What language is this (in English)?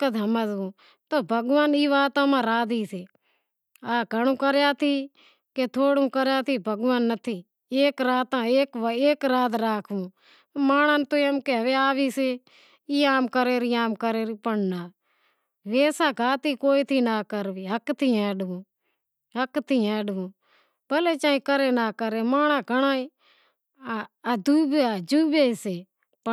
Wadiyara Koli